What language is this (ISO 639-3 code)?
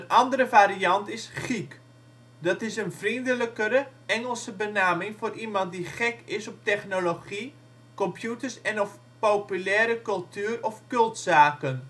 nld